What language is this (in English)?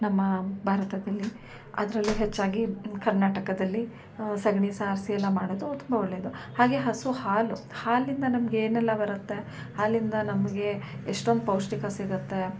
Kannada